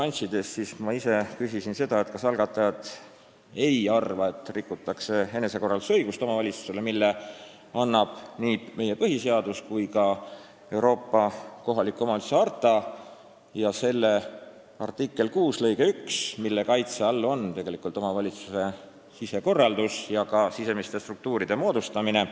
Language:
Estonian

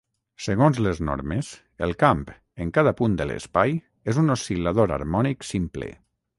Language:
Catalan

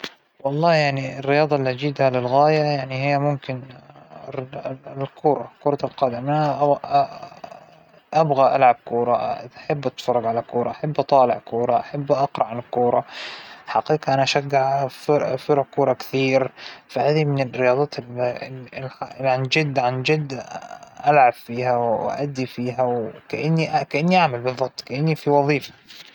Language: Hijazi Arabic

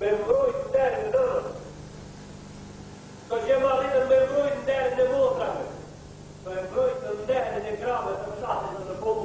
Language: Romanian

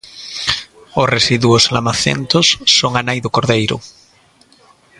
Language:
Galician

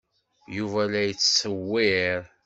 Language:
Kabyle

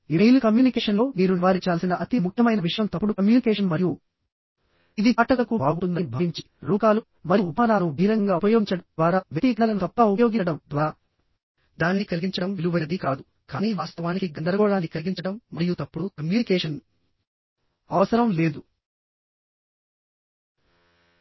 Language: Telugu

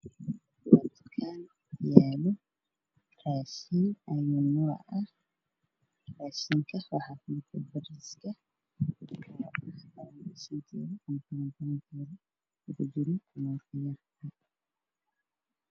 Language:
Somali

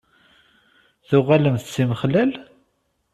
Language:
Kabyle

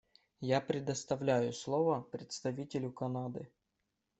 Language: Russian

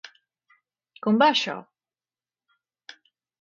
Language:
Catalan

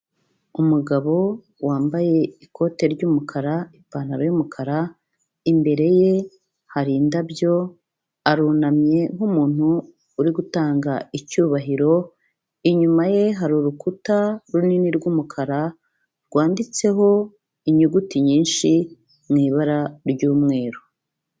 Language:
Kinyarwanda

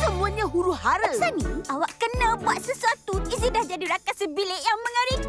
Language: Malay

